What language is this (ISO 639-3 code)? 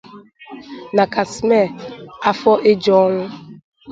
ibo